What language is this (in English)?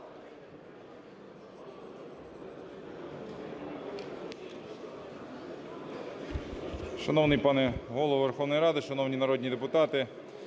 Ukrainian